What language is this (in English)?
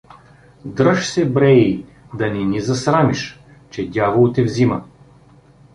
Bulgarian